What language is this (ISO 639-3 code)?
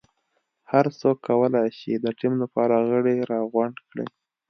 pus